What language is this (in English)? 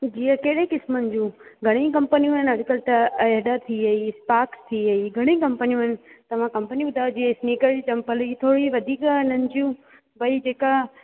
Sindhi